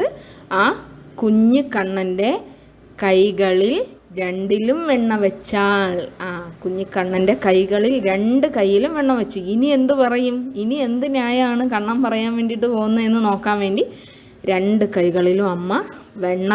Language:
Malayalam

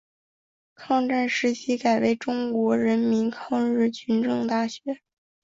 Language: Chinese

